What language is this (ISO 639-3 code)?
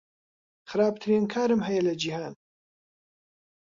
ckb